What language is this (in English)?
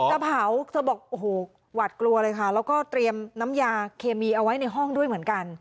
Thai